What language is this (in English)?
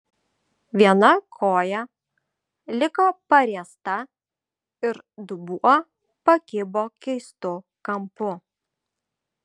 Lithuanian